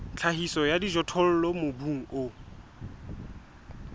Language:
Southern Sotho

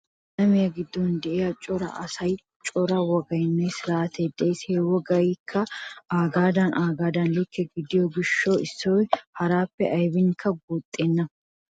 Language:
Wolaytta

